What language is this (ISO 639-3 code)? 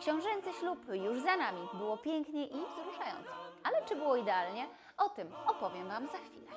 pol